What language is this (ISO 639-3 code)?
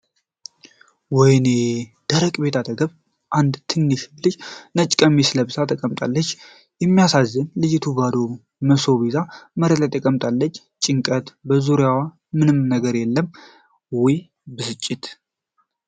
amh